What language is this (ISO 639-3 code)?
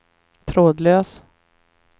swe